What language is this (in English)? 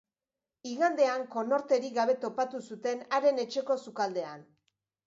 Basque